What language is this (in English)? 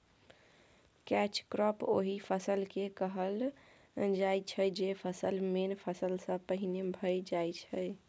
Maithili